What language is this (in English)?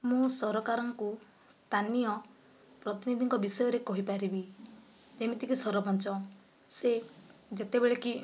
Odia